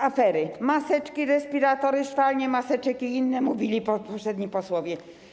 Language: Polish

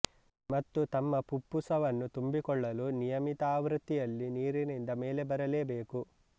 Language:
Kannada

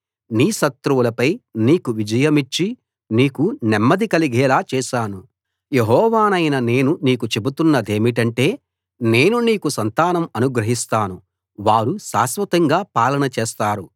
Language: Telugu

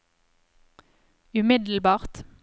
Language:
Norwegian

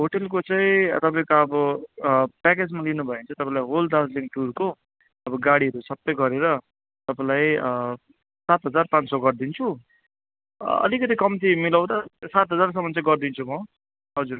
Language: Nepali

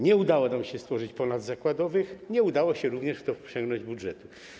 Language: Polish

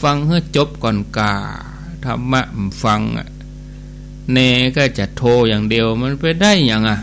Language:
Thai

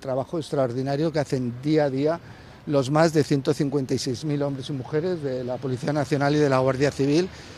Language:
Spanish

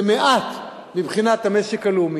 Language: Hebrew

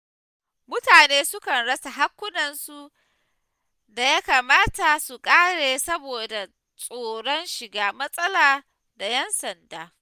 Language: Hausa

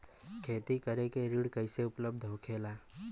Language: Bhojpuri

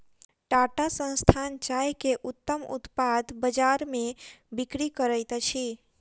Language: Maithili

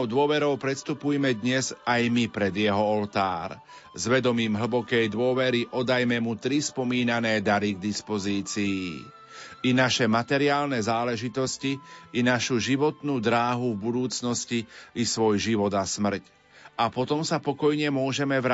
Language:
Slovak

